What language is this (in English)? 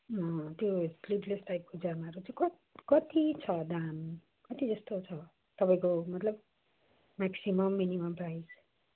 Nepali